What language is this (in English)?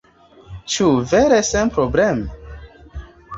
Esperanto